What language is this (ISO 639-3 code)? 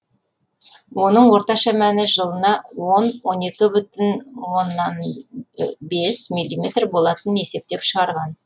kaz